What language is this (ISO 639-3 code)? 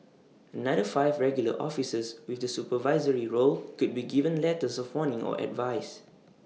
eng